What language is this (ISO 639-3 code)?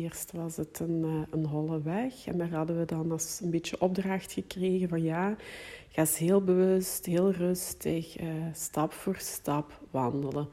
nld